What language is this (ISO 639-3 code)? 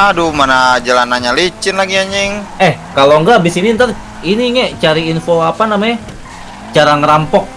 ind